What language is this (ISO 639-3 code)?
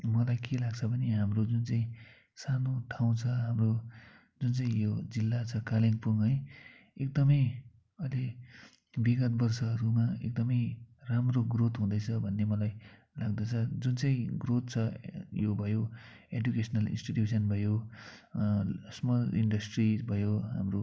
nep